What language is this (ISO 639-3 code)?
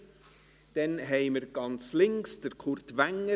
gsw